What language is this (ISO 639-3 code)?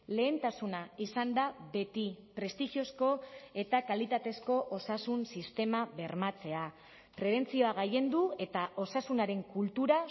eus